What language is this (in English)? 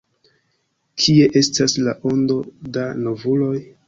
Esperanto